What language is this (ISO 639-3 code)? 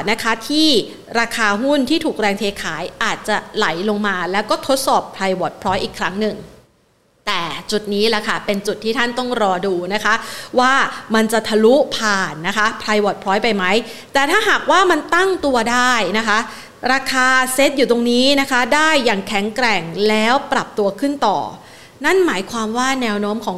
tha